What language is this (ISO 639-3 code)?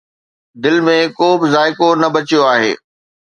snd